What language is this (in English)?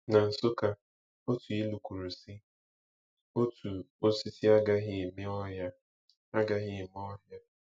Igbo